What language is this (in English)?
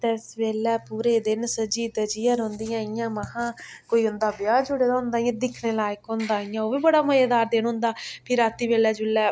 Dogri